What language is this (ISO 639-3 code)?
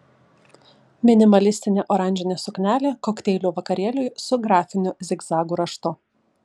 lit